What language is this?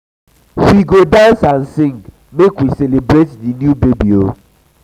Nigerian Pidgin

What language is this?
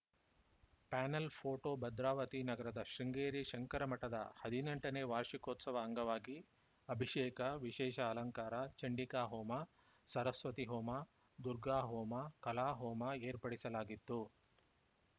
Kannada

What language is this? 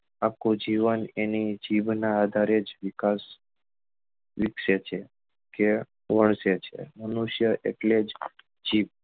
Gujarati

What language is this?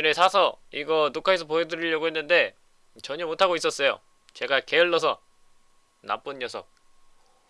Korean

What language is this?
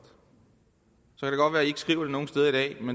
Danish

